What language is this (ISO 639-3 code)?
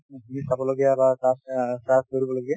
asm